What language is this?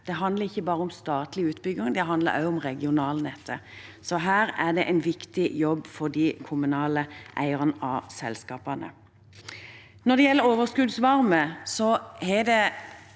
Norwegian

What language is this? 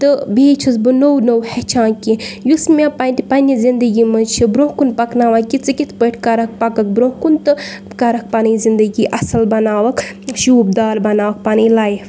Kashmiri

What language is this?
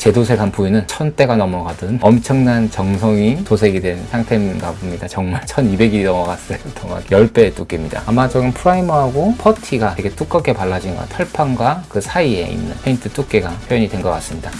Korean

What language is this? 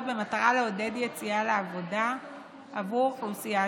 Hebrew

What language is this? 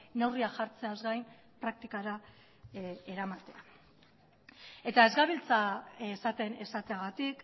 Basque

